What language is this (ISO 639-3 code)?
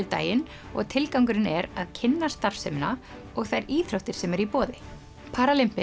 isl